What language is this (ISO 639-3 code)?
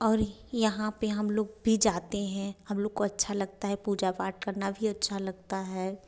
hin